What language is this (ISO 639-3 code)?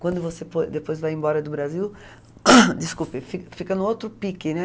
por